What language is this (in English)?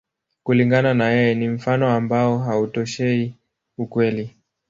Swahili